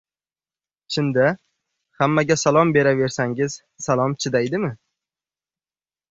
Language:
Uzbek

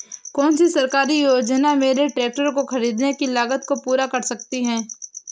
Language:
Hindi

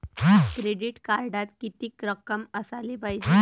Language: Marathi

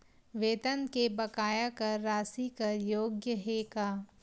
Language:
Chhattisgarhi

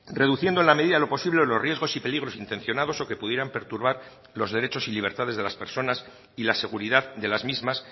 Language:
Spanish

